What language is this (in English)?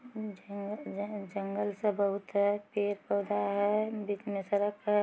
Magahi